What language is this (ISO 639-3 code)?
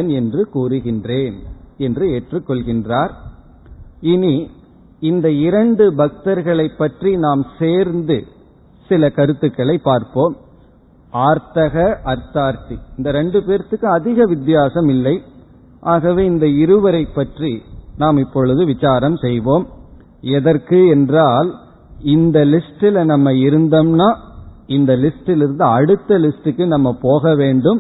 tam